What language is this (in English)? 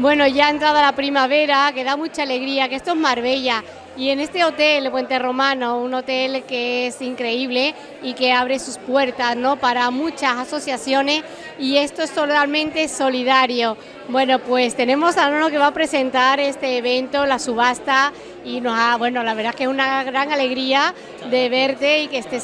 Spanish